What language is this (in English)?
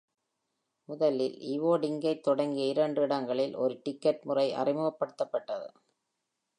Tamil